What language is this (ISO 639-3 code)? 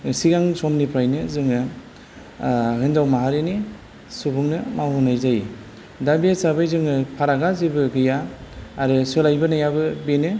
brx